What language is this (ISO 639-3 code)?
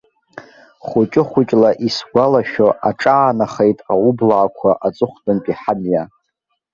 abk